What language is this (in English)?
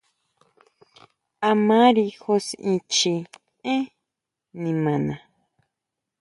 Huautla Mazatec